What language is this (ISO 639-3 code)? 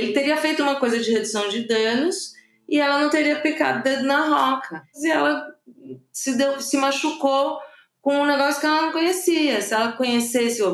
por